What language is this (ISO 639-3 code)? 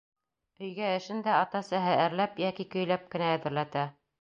bak